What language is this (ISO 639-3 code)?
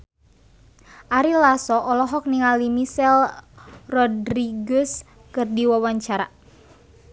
sun